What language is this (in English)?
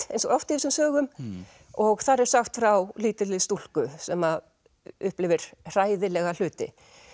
Icelandic